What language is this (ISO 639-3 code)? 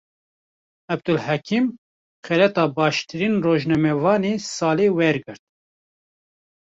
kur